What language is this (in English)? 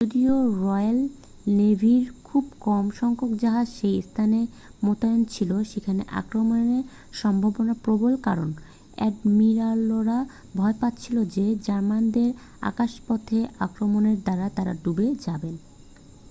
Bangla